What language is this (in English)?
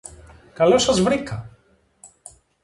Greek